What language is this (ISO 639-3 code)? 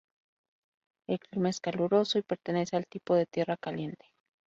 spa